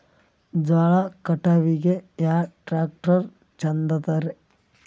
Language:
Kannada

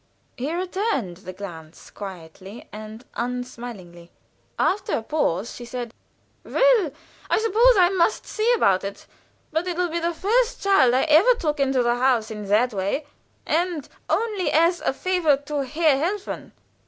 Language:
English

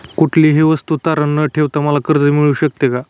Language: Marathi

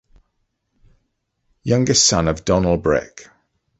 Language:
English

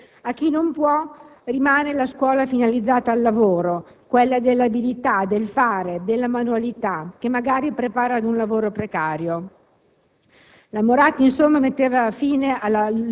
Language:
Italian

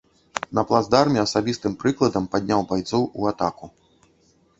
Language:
Belarusian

